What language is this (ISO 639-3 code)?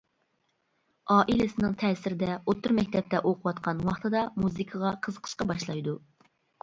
uig